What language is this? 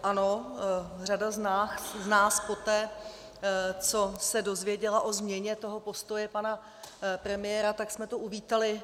Czech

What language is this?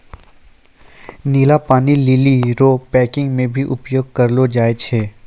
Maithili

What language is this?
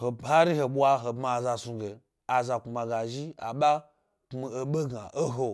Gbari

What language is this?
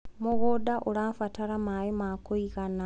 Kikuyu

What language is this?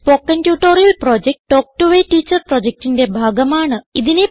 Malayalam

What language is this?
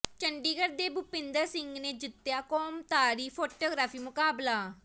Punjabi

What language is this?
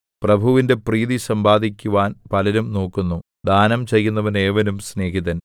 Malayalam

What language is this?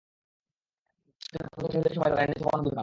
Bangla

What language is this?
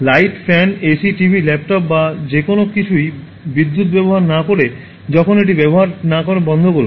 Bangla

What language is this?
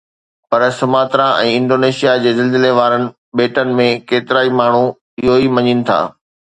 Sindhi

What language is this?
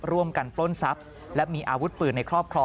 Thai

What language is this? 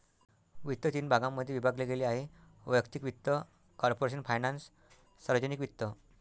Marathi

